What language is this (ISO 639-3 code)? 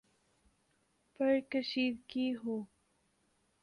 urd